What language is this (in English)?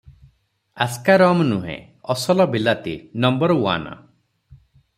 Odia